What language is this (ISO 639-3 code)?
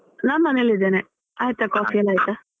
kan